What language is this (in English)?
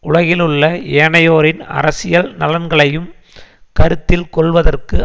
Tamil